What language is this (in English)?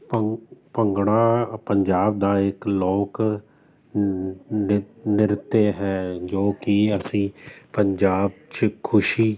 Punjabi